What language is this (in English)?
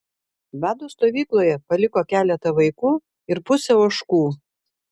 Lithuanian